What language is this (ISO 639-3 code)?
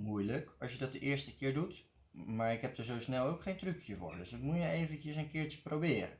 nld